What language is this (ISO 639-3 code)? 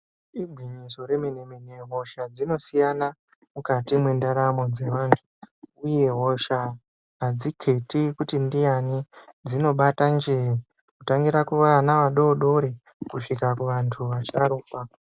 ndc